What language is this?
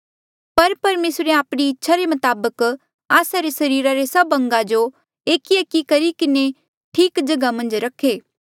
Mandeali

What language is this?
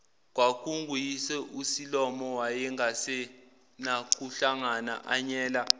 Zulu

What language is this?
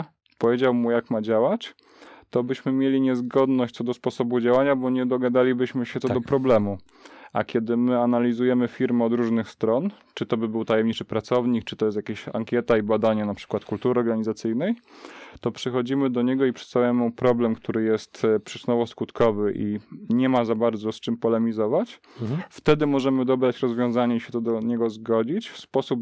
Polish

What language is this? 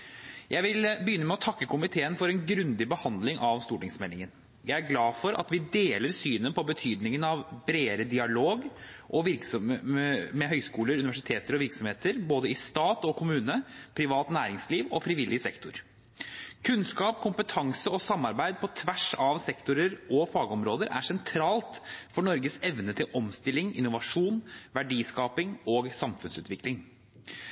Norwegian Bokmål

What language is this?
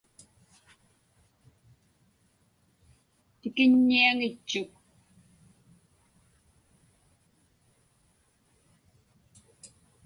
Inupiaq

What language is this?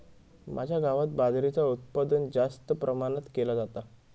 Marathi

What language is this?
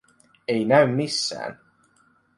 Finnish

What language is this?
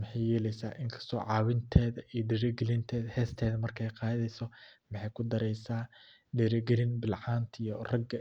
Somali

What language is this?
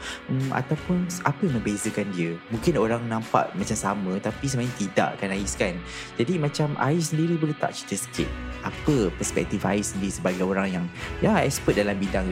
Malay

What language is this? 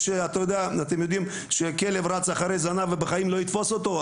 Hebrew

